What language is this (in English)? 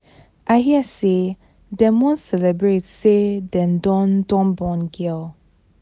Nigerian Pidgin